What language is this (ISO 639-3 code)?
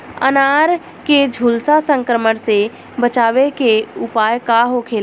bho